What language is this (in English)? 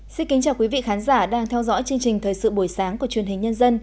Vietnamese